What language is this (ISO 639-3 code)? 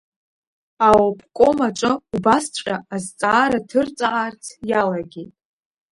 abk